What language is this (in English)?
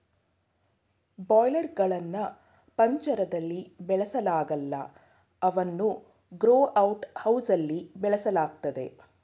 Kannada